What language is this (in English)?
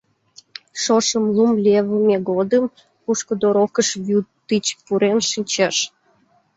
Mari